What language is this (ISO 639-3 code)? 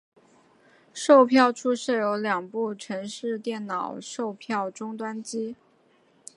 zho